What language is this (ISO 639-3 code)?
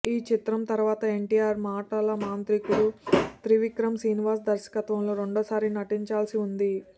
tel